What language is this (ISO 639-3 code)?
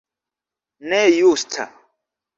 epo